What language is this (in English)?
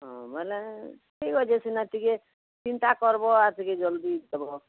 Odia